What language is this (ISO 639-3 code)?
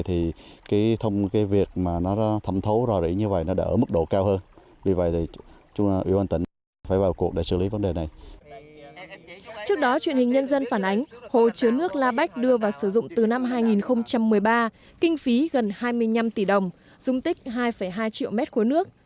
vie